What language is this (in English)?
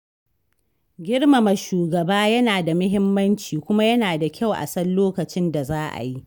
Hausa